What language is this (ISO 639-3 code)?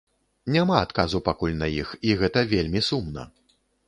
bel